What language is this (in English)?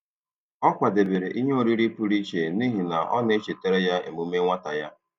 Igbo